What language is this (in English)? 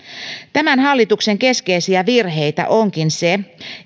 Finnish